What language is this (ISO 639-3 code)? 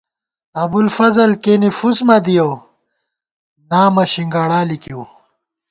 gwt